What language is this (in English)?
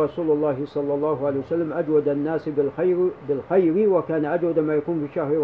Arabic